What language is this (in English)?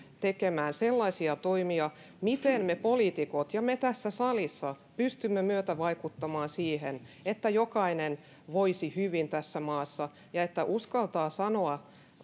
Finnish